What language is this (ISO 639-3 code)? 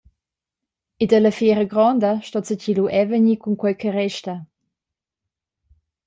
roh